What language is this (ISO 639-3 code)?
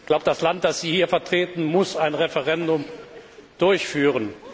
deu